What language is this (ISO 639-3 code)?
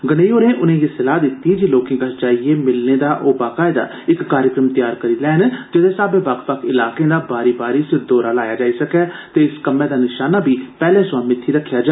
doi